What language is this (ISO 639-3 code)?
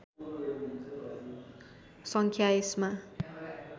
nep